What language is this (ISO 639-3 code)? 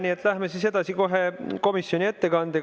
est